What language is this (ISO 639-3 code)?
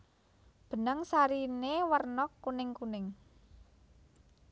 jav